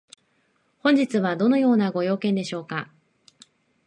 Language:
Japanese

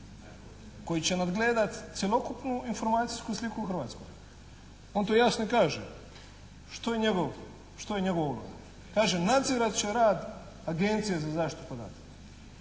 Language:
Croatian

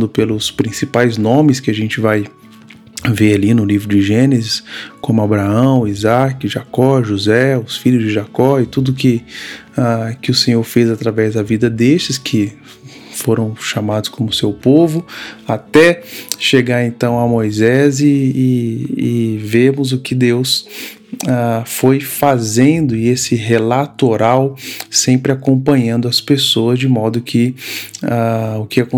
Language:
Portuguese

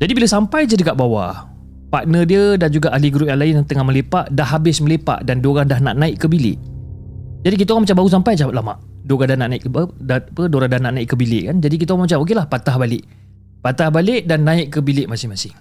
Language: Malay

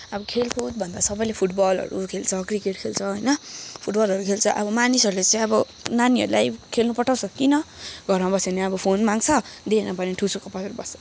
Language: Nepali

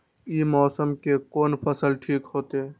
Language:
Maithili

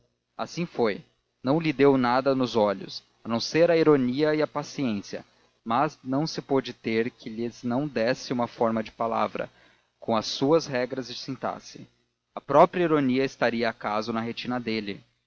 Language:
Portuguese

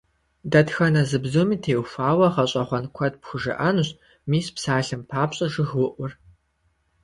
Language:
Kabardian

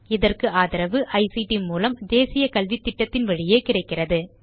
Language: Tamil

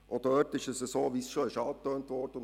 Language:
Swiss German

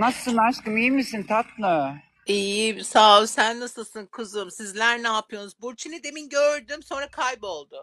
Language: Turkish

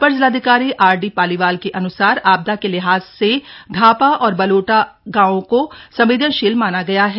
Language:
Hindi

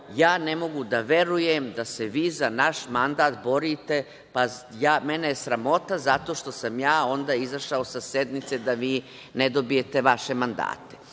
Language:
Serbian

